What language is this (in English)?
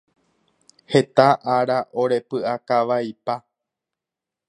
Guarani